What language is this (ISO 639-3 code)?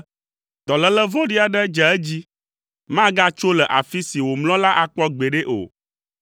ewe